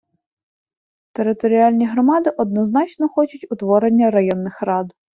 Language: Ukrainian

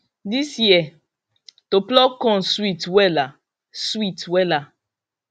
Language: Nigerian Pidgin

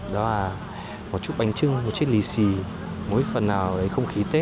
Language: Vietnamese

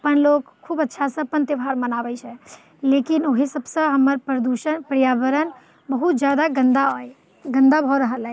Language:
Maithili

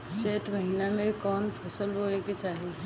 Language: Bhojpuri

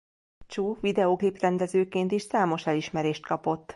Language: Hungarian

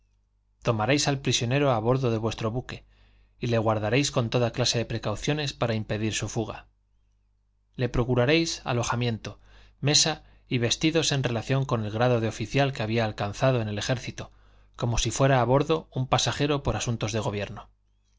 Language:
Spanish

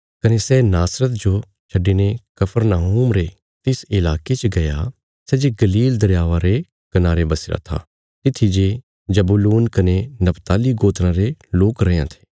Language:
Bilaspuri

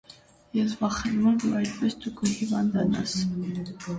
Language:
Armenian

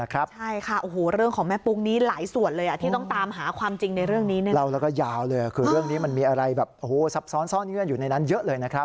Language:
Thai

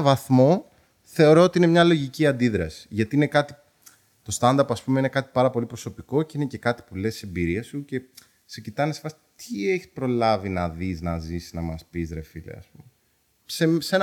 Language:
Greek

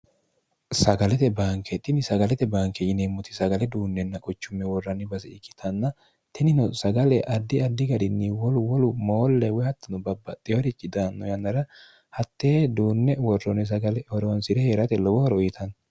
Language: Sidamo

